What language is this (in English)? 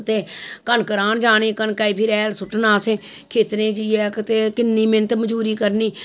Dogri